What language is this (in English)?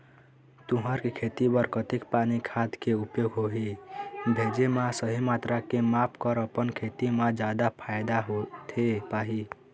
Chhattisgarhi